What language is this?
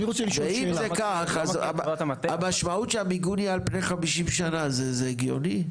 Hebrew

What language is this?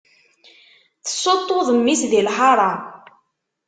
Kabyle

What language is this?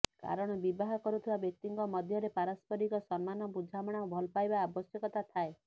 Odia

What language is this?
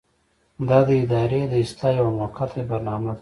Pashto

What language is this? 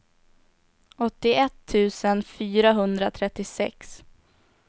Swedish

